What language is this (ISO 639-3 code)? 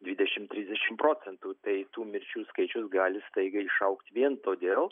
lit